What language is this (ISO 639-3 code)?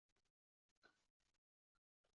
uzb